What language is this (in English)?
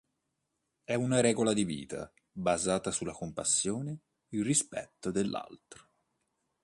Italian